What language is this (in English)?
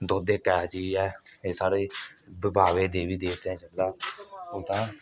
Dogri